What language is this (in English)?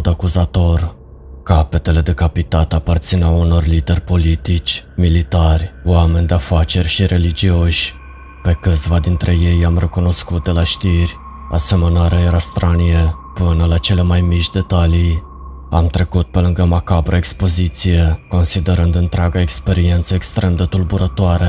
Romanian